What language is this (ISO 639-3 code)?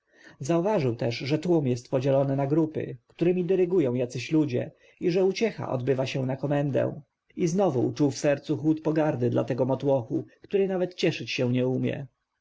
pol